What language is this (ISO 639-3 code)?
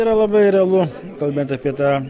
lit